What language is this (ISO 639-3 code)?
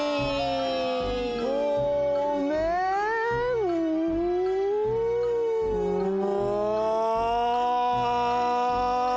jpn